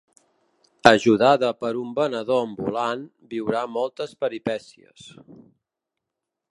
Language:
Catalan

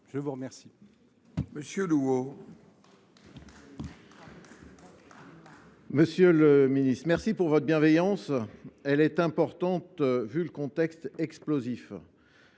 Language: French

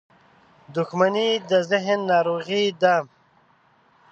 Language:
Pashto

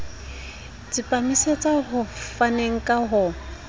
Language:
Southern Sotho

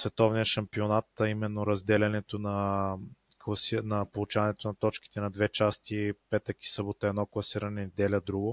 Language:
Bulgarian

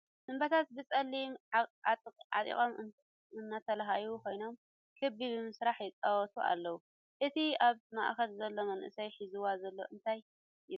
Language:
Tigrinya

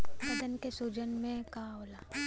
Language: Bhojpuri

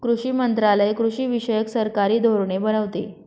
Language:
Marathi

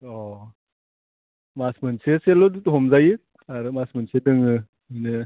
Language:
Bodo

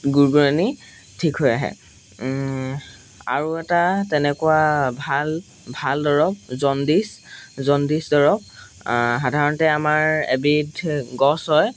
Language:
Assamese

